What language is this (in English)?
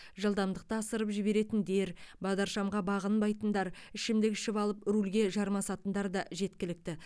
Kazakh